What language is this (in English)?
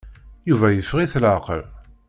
Kabyle